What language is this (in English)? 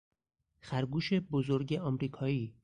Persian